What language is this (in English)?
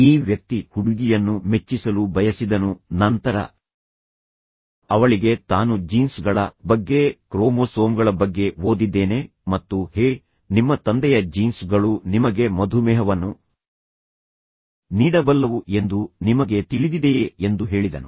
Kannada